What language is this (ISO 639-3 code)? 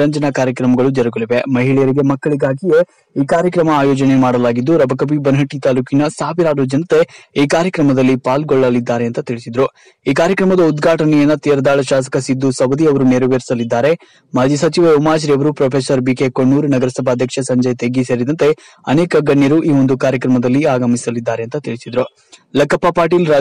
ron